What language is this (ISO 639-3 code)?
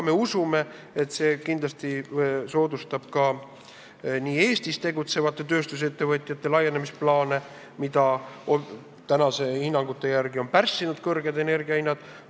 est